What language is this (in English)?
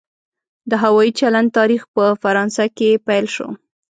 Pashto